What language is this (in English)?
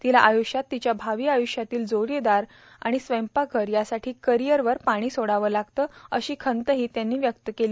Marathi